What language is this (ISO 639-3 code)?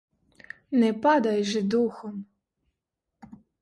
ukr